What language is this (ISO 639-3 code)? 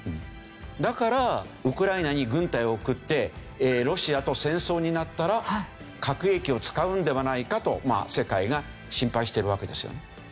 jpn